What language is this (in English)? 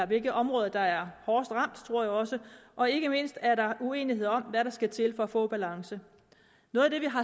Danish